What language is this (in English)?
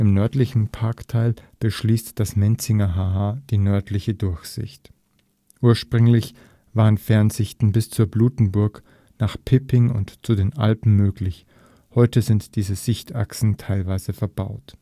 German